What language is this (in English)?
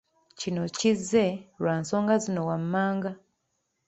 Ganda